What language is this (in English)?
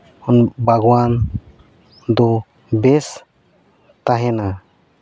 Santali